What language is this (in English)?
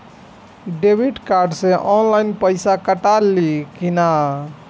Bhojpuri